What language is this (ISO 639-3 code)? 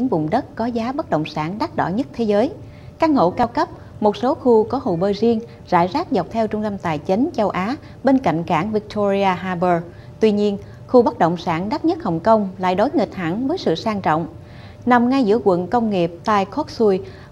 vie